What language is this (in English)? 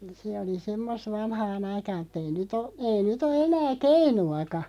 Finnish